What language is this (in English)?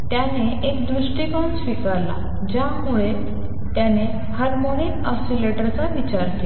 Marathi